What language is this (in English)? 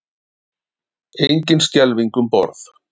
Icelandic